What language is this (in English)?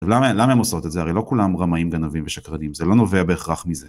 Hebrew